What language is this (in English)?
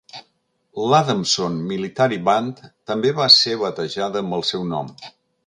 Catalan